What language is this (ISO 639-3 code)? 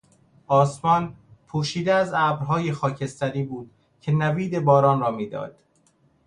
fas